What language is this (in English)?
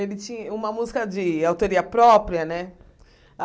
Portuguese